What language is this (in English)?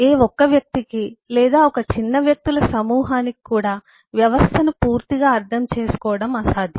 Telugu